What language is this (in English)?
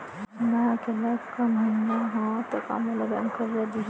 Chhattisgarhi